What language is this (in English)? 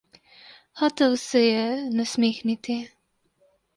Slovenian